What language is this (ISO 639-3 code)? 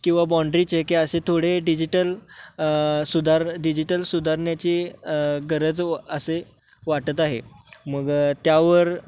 mar